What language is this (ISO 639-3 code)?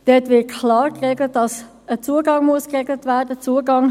gsw